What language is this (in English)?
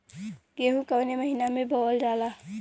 Bhojpuri